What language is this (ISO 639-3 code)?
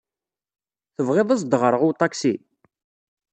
kab